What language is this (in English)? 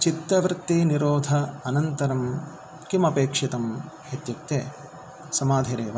Sanskrit